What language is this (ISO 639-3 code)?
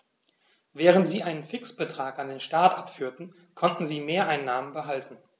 deu